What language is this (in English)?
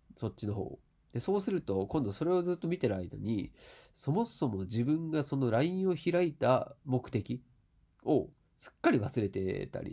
Japanese